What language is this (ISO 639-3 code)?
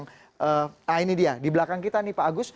ind